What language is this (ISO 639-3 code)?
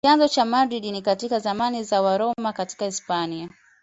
swa